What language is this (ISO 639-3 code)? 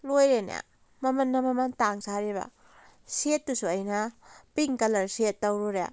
mni